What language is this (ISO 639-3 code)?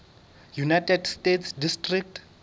sot